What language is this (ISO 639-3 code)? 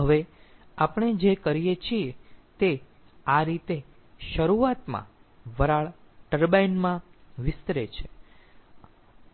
guj